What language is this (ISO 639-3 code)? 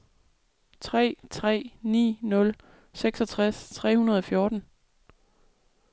dan